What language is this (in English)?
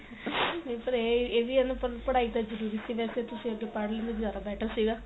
Punjabi